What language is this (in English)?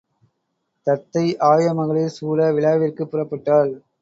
Tamil